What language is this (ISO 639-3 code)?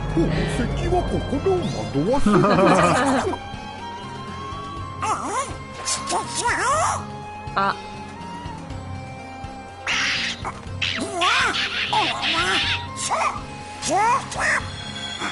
jpn